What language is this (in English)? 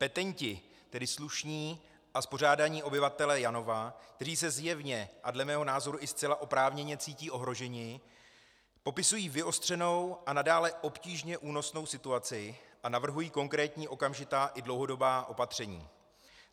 Czech